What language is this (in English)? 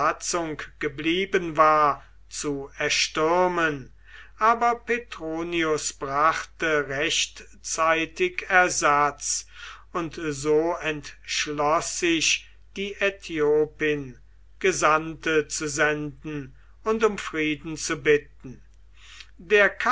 German